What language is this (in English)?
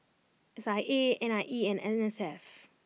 English